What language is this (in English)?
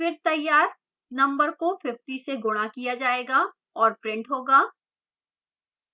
Hindi